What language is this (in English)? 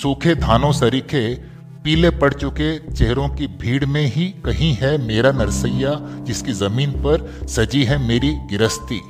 Hindi